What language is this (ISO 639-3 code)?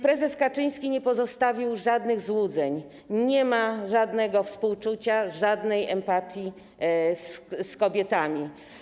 pol